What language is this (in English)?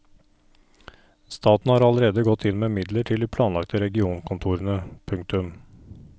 Norwegian